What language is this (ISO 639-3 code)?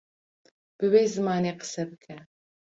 kur